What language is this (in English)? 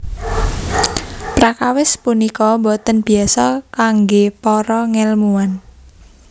Javanese